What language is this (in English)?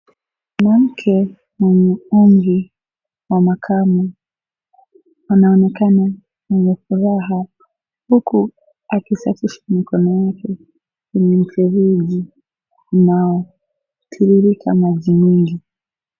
Swahili